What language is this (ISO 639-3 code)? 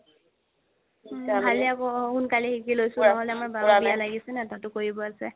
asm